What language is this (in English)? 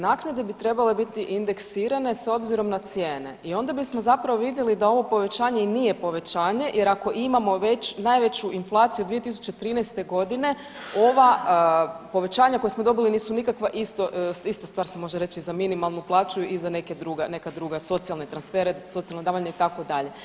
Croatian